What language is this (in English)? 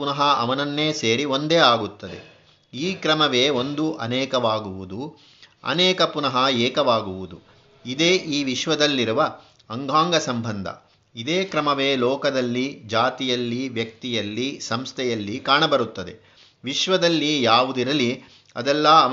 Kannada